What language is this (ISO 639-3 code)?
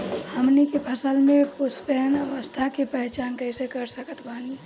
bho